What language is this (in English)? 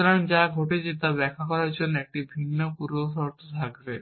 Bangla